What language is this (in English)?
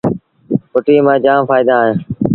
Sindhi Bhil